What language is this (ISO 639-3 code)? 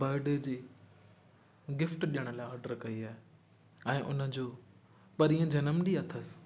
snd